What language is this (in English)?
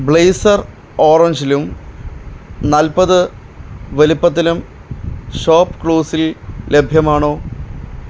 Malayalam